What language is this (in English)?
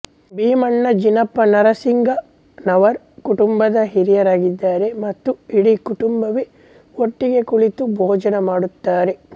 Kannada